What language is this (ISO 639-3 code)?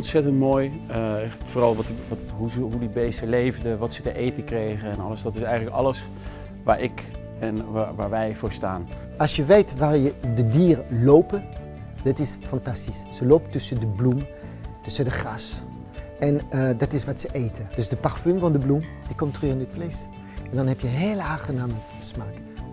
nld